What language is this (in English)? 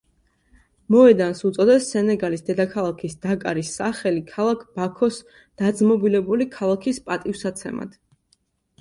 Georgian